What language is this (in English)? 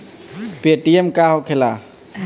Bhojpuri